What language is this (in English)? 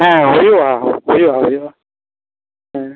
Santali